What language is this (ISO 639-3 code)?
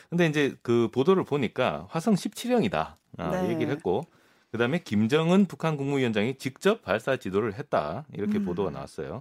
kor